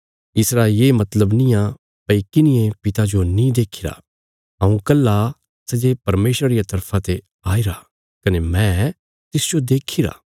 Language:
Bilaspuri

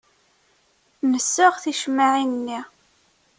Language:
Kabyle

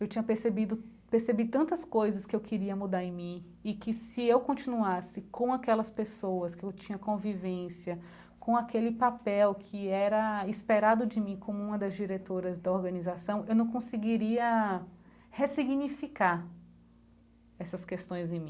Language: Portuguese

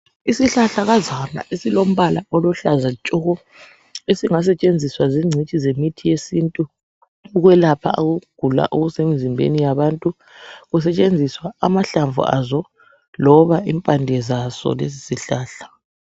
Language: North Ndebele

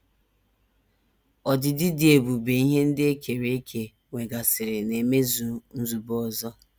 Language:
Igbo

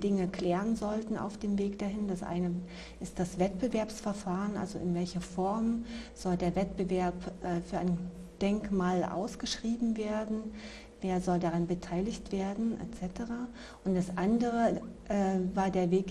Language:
German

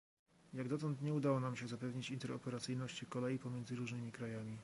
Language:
Polish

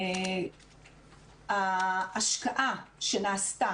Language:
Hebrew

